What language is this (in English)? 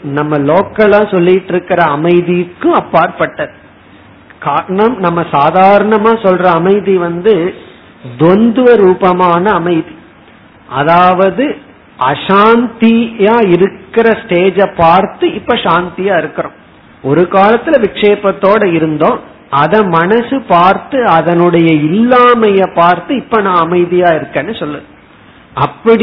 Tamil